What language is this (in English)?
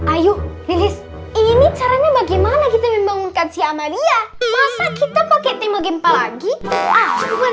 Indonesian